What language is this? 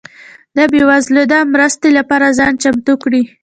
Pashto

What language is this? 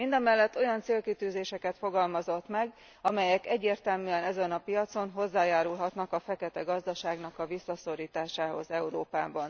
Hungarian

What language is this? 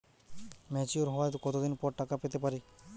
Bangla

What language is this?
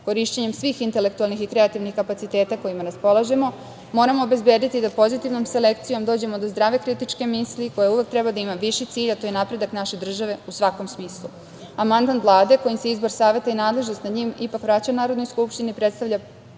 Serbian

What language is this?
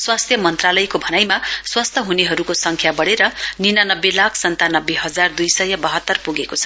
Nepali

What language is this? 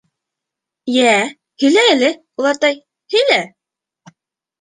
Bashkir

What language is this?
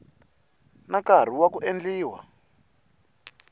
Tsonga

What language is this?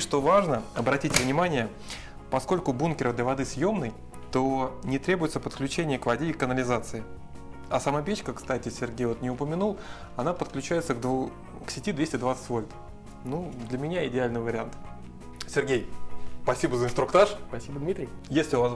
Russian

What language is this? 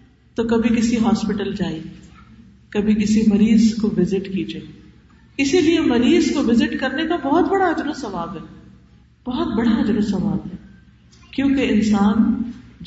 Urdu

